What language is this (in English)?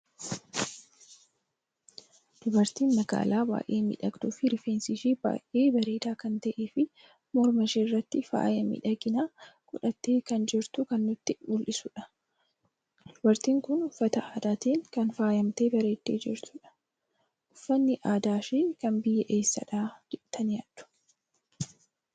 Oromo